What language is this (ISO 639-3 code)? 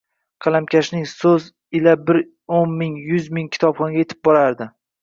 uzb